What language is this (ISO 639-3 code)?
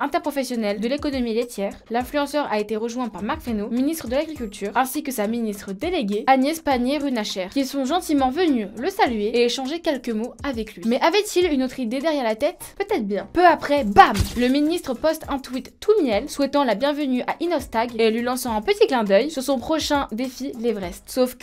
fra